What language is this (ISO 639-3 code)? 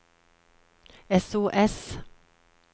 nor